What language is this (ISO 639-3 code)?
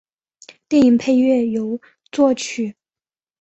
zho